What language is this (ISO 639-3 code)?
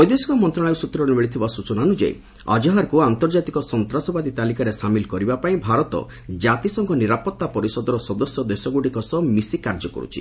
ori